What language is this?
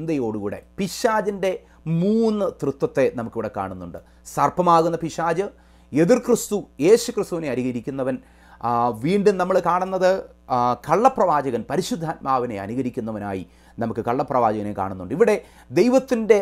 Romanian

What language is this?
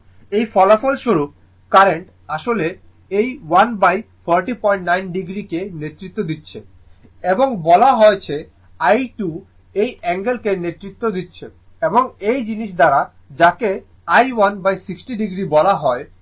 Bangla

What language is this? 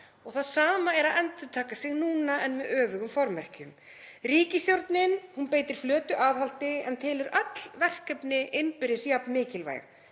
Icelandic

